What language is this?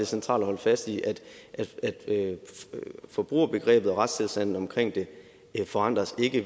Danish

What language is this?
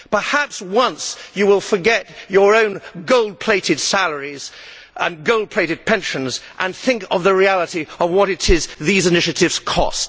English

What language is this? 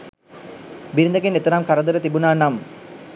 Sinhala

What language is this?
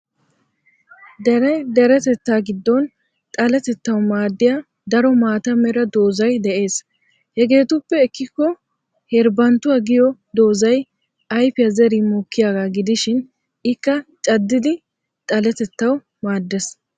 Wolaytta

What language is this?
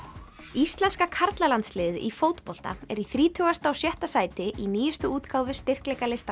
Icelandic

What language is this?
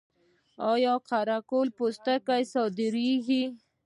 Pashto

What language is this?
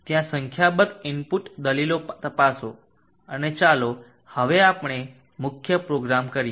Gujarati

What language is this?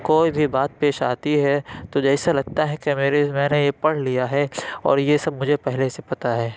Urdu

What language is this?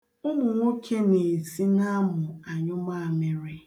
Igbo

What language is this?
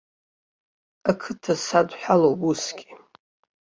Abkhazian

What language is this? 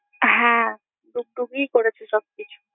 Bangla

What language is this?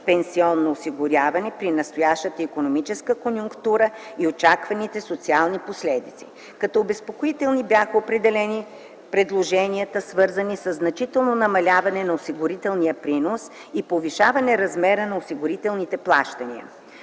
Bulgarian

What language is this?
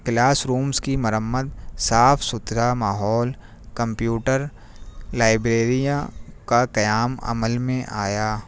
Urdu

